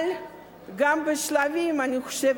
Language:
Hebrew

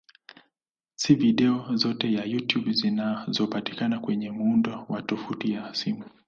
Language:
Swahili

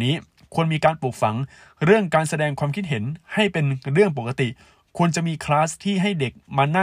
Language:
Thai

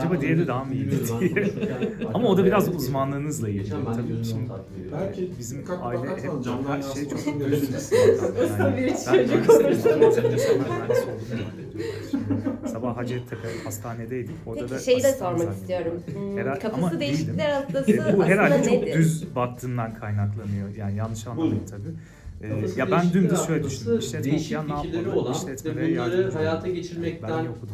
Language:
Turkish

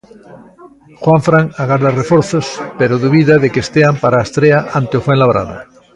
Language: Galician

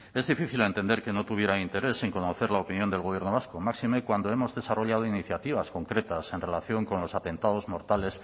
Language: Spanish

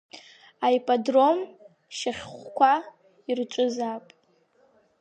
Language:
Abkhazian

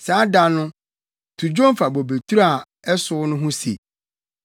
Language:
Akan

